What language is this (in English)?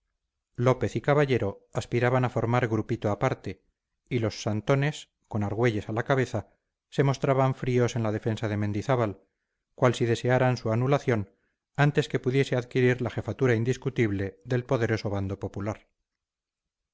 Spanish